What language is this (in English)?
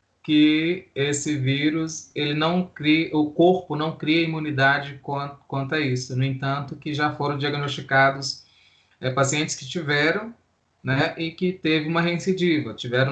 Portuguese